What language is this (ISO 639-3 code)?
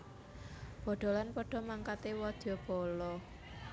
jav